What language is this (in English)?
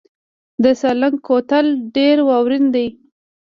Pashto